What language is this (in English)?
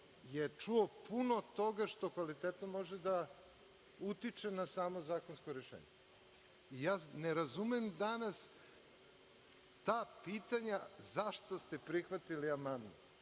Serbian